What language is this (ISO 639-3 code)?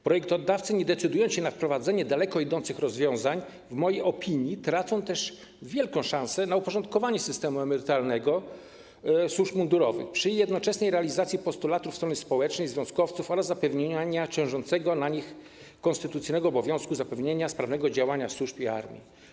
pol